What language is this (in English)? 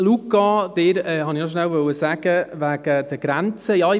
Swiss German